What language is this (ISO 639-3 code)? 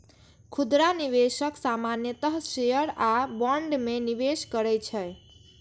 mai